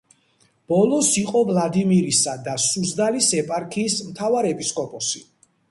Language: Georgian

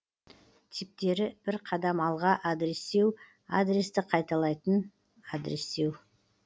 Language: Kazakh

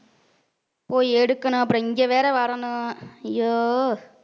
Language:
Tamil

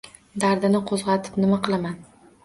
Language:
Uzbek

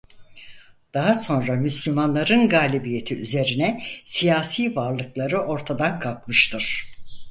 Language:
Turkish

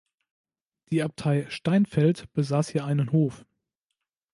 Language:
German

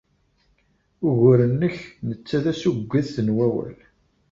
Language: Kabyle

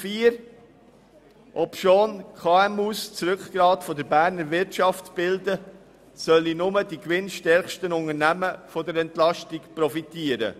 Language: Swiss German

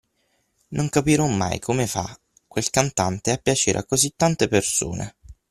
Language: Italian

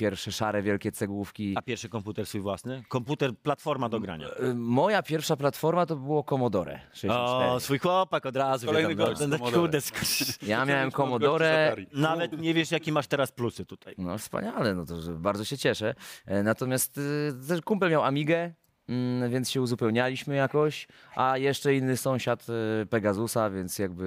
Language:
Polish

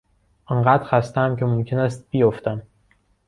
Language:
Persian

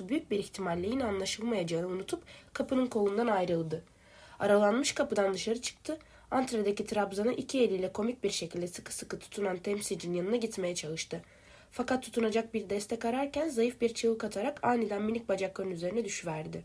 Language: Turkish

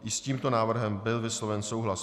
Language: Czech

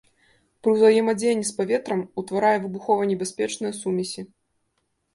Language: Belarusian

